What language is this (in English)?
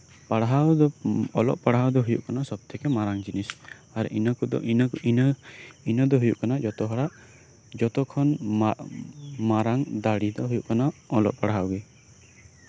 Santali